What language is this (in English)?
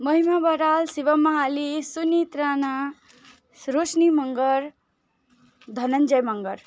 Nepali